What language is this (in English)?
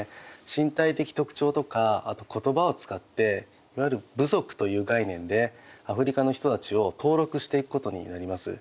Japanese